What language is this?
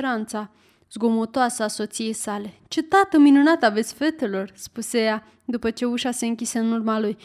Romanian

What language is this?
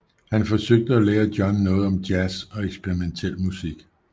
Danish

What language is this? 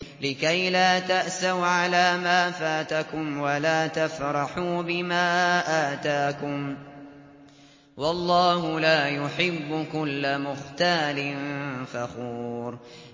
Arabic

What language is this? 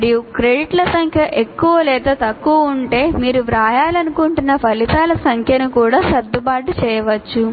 Telugu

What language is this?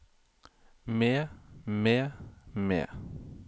Norwegian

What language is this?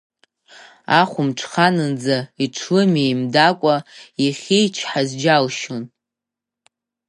Abkhazian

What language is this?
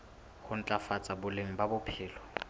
Southern Sotho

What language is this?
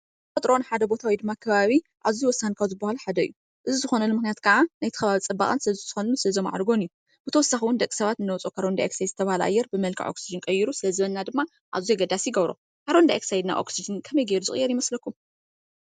Tigrinya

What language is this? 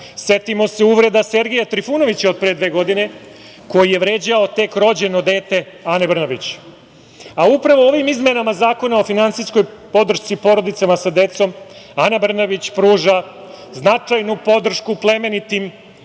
Serbian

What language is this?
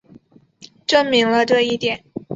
Chinese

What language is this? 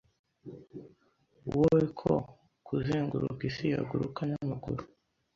Kinyarwanda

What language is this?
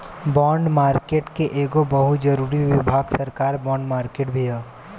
Bhojpuri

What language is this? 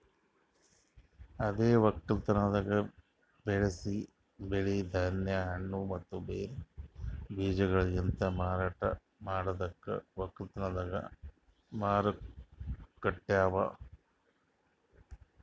Kannada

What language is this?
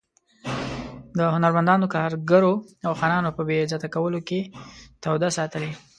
Pashto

